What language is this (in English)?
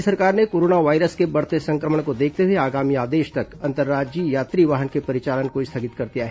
Hindi